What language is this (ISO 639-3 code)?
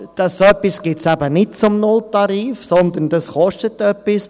gsw